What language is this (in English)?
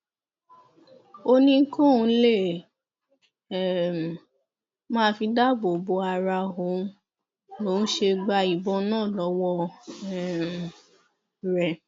Yoruba